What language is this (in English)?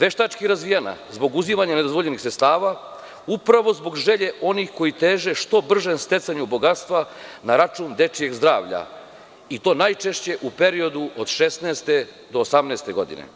Serbian